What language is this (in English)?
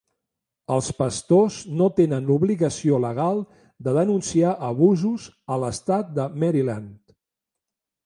Catalan